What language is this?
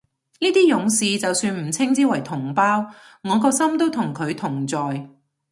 Cantonese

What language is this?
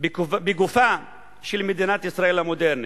Hebrew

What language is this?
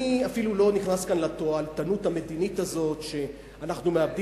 Hebrew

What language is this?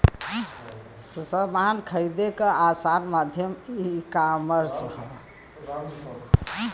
Bhojpuri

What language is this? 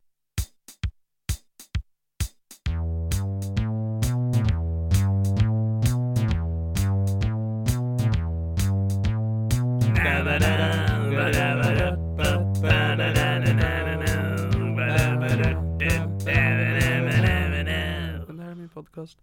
Swedish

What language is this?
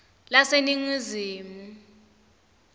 Swati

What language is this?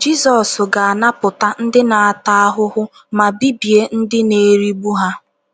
Igbo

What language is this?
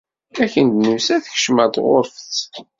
Kabyle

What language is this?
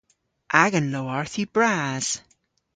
Cornish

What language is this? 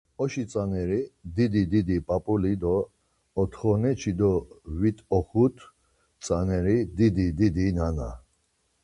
Laz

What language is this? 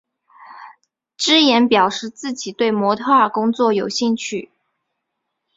Chinese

